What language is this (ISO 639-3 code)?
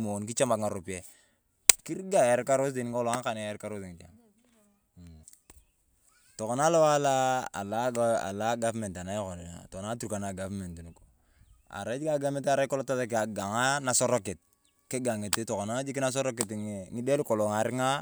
tuv